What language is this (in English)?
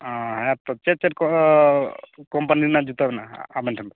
Santali